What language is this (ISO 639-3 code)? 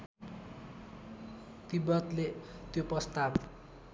nep